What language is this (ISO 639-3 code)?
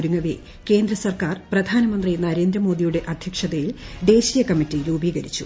mal